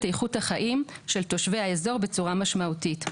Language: Hebrew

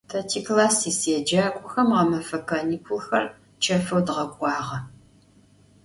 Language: Adyghe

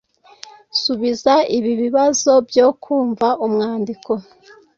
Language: Kinyarwanda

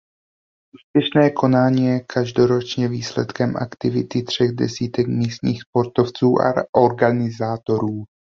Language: Czech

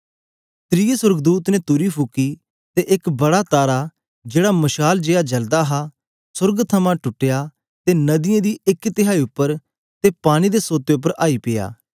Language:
Dogri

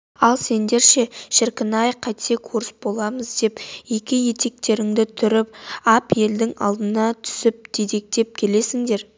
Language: Kazakh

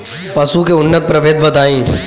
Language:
Bhojpuri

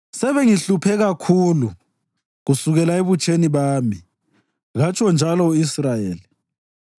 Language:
North Ndebele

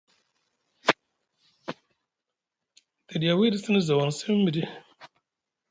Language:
Musgu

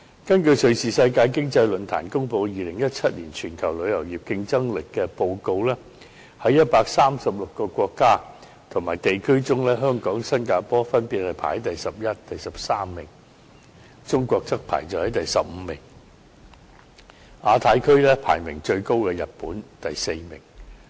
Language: Cantonese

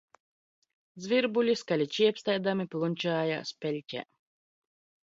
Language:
Latvian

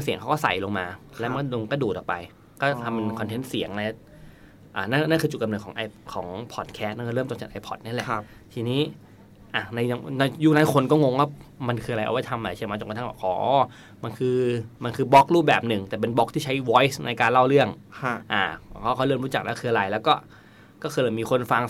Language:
Thai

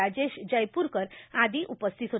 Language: Marathi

